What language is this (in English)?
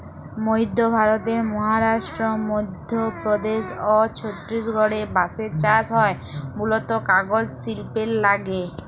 Bangla